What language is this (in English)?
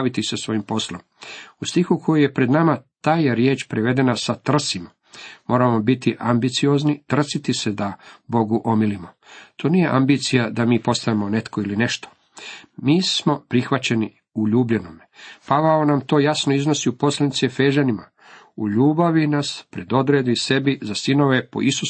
Croatian